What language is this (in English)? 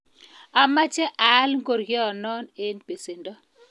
Kalenjin